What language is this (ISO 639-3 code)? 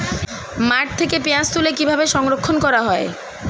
ben